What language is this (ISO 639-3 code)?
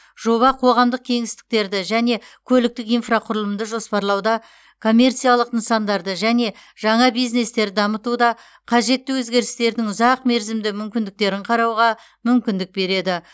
kaz